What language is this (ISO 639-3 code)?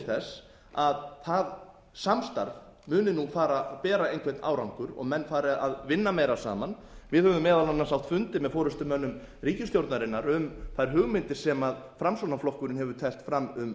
isl